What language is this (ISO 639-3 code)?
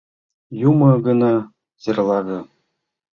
chm